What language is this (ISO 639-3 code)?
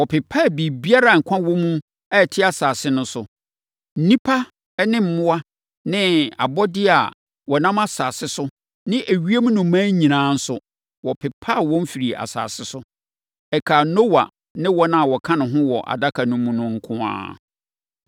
aka